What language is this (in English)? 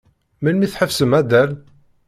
Kabyle